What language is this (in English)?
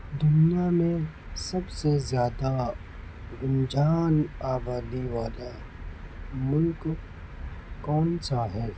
Urdu